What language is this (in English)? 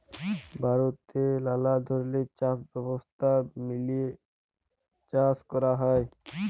Bangla